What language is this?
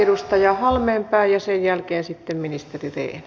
Finnish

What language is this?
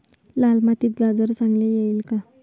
Marathi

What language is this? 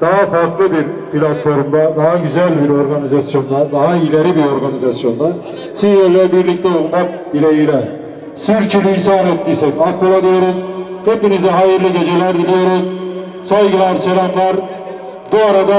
Turkish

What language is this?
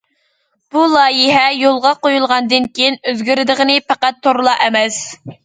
Uyghur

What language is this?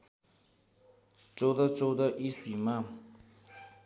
Nepali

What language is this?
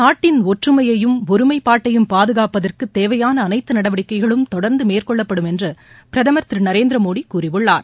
Tamil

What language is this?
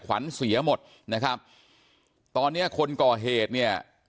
Thai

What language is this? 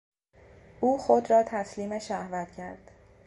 Persian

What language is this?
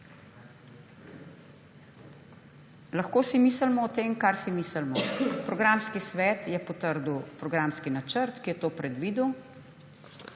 Slovenian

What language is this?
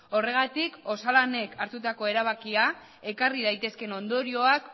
Basque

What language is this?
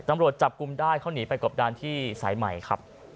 Thai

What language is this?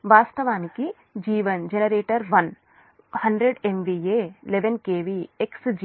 Telugu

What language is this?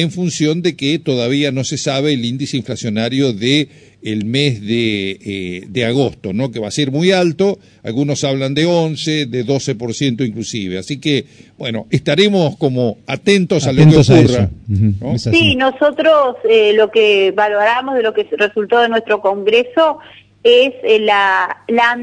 Spanish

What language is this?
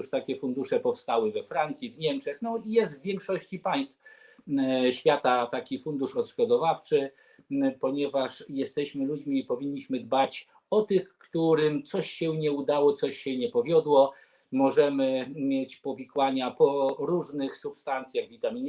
Polish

